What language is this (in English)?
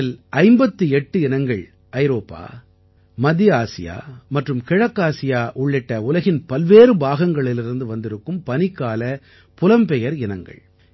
Tamil